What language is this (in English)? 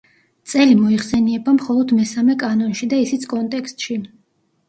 Georgian